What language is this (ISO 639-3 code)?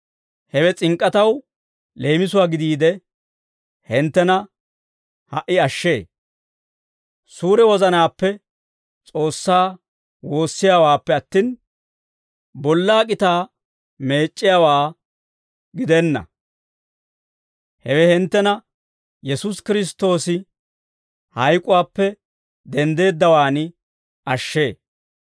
dwr